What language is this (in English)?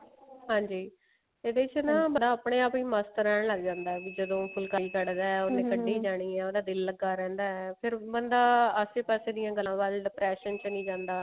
Punjabi